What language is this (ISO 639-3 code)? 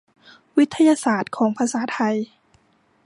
tha